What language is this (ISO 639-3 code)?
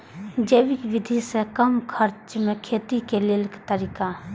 mai